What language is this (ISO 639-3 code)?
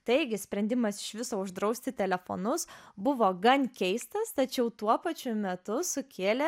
lit